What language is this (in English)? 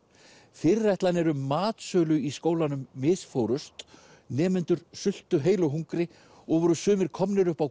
Icelandic